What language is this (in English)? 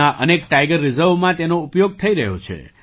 Gujarati